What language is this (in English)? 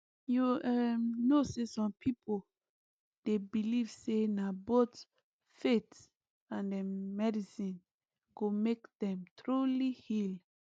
Nigerian Pidgin